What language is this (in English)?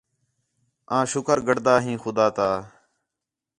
Khetrani